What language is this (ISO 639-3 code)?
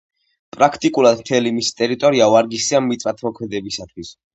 kat